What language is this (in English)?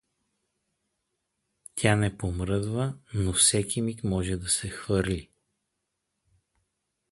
Bulgarian